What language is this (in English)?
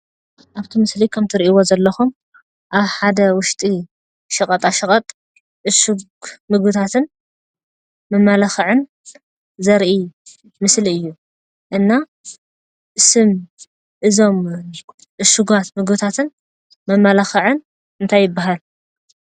Tigrinya